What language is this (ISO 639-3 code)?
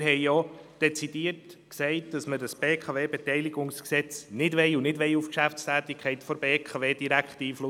gsw